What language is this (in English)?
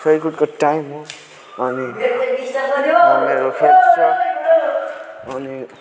Nepali